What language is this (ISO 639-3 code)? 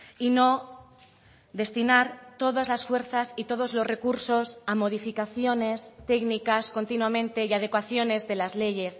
spa